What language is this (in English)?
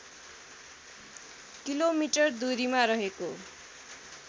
Nepali